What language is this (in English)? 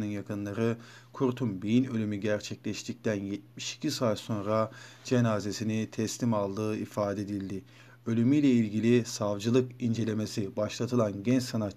Turkish